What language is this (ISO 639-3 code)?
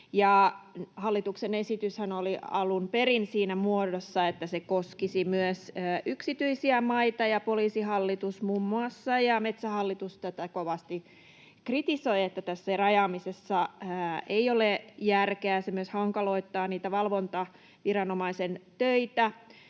fin